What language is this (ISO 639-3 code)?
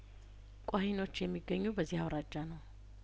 amh